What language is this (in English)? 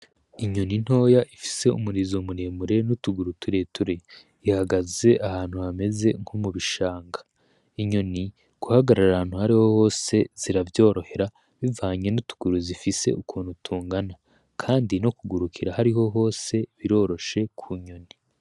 Rundi